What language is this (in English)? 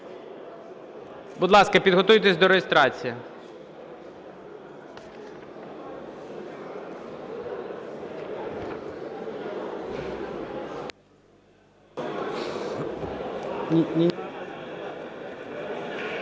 Ukrainian